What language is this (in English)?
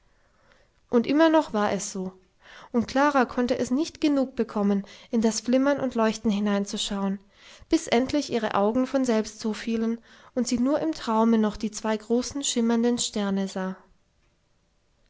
German